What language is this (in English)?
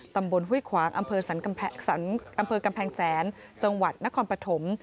Thai